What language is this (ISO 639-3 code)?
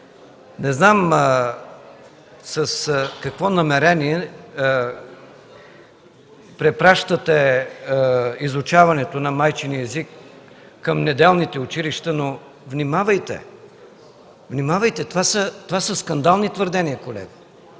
bul